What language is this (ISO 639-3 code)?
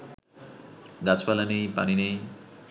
ben